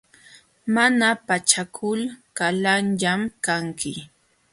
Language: Jauja Wanca Quechua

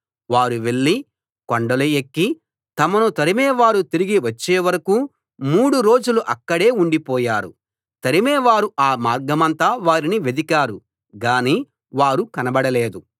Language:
Telugu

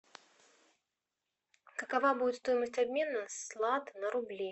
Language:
Russian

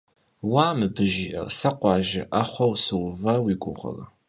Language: Kabardian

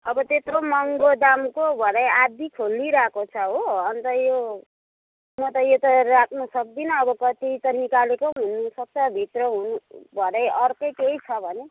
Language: Nepali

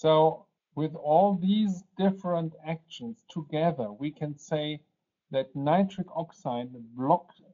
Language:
Polish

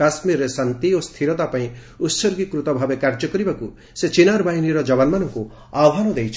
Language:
Odia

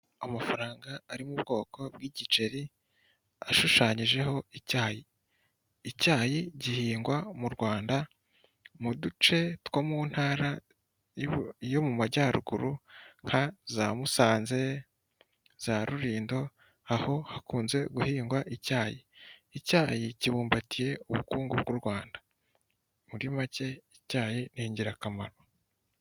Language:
Kinyarwanda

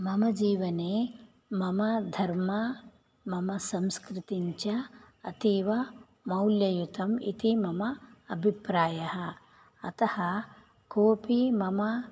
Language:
Sanskrit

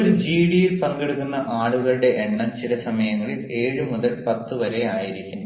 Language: Malayalam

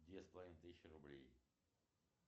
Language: Russian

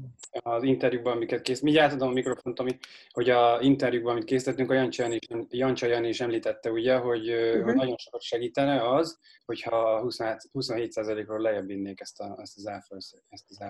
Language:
Hungarian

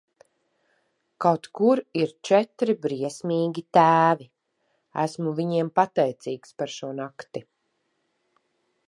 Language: Latvian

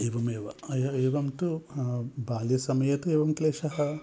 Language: Sanskrit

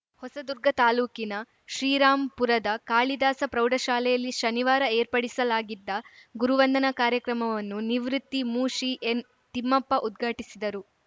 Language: Kannada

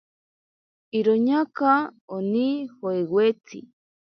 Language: Ashéninka Perené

